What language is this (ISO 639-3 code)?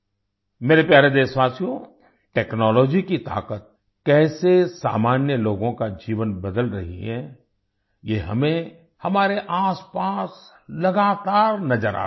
hin